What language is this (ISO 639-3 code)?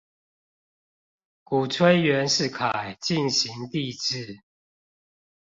zho